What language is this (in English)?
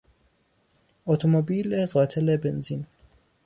Persian